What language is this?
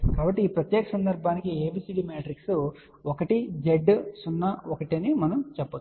Telugu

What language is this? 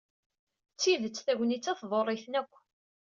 Kabyle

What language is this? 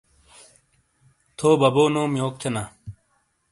Shina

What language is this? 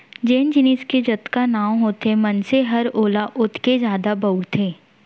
Chhattisgarhi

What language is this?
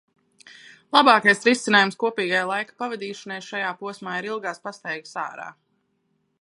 Latvian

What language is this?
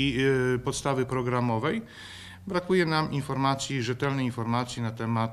Polish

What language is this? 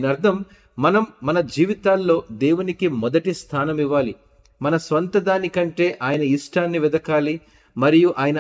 Telugu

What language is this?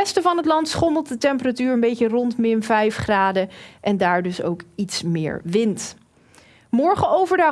Dutch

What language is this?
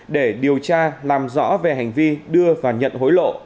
Vietnamese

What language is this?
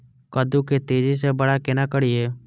Maithili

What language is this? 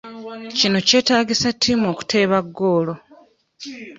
Ganda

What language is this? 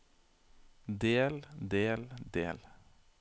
Norwegian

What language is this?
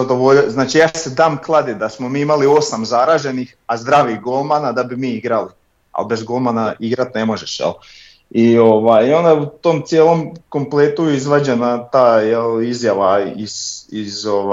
Croatian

